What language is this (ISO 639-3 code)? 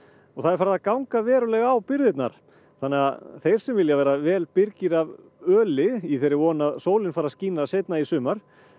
isl